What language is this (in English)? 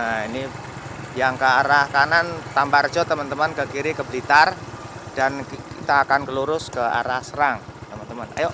Indonesian